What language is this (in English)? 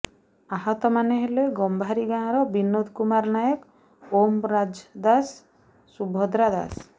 Odia